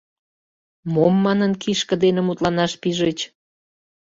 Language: Mari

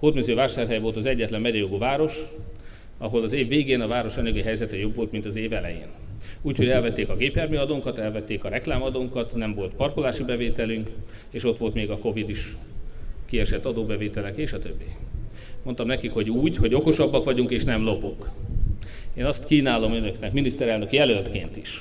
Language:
Hungarian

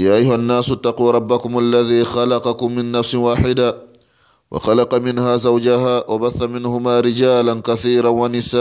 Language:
Swahili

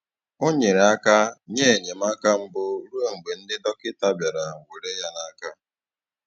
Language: Igbo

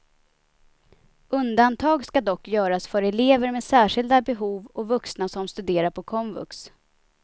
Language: Swedish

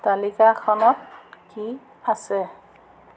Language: Assamese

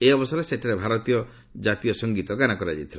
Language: Odia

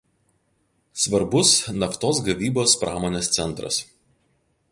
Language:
Lithuanian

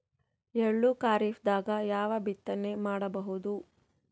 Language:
Kannada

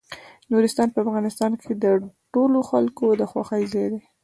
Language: Pashto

